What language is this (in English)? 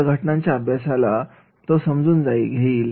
Marathi